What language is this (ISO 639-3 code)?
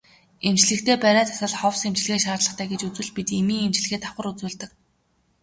mon